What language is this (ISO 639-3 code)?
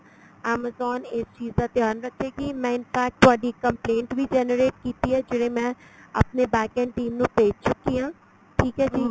pan